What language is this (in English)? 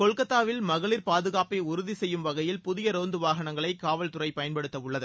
Tamil